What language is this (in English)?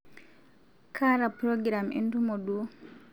Masai